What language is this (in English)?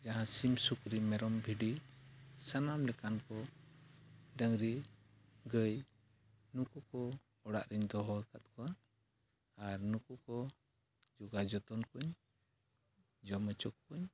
Santali